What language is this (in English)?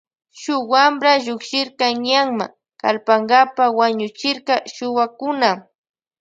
Loja Highland Quichua